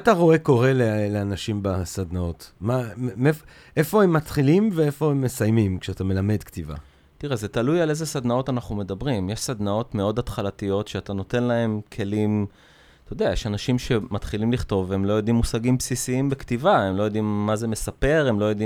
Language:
Hebrew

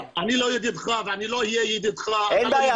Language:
Hebrew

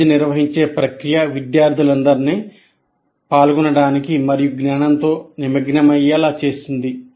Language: Telugu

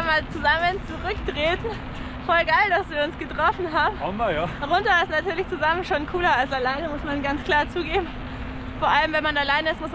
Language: German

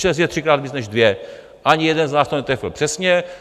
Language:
Czech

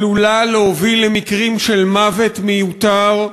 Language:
Hebrew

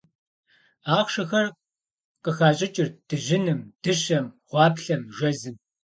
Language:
Kabardian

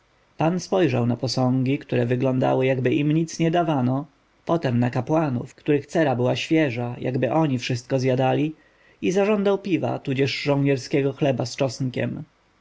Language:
Polish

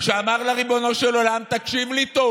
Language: Hebrew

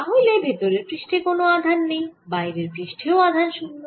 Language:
Bangla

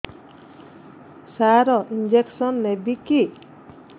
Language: Odia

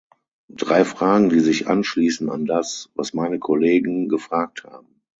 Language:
German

